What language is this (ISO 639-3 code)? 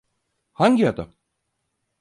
tur